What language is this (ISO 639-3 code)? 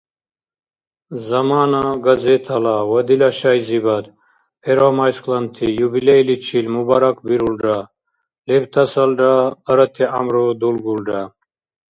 dar